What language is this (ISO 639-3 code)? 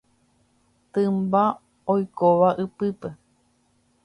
grn